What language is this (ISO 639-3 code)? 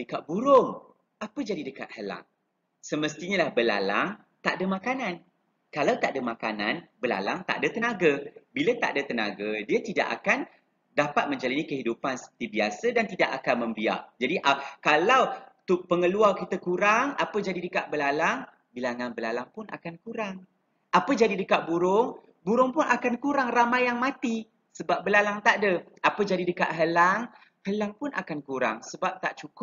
msa